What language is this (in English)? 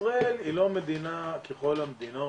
Hebrew